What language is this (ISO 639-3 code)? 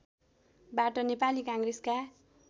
nep